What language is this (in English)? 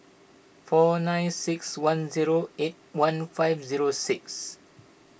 English